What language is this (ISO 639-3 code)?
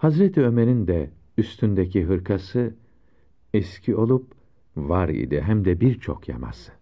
tur